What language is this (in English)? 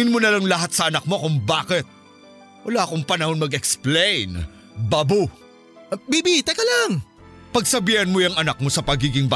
Filipino